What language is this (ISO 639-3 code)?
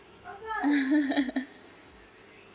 eng